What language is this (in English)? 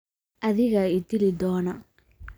Somali